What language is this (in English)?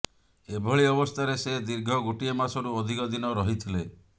Odia